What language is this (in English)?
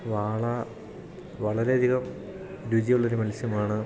Malayalam